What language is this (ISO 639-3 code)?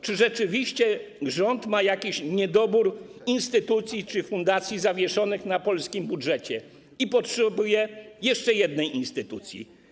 pol